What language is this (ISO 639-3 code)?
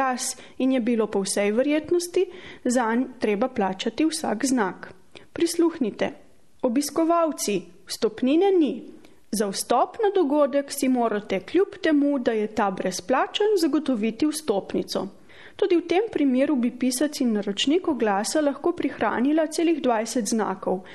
ita